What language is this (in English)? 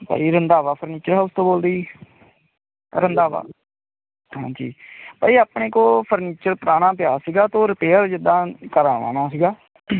Punjabi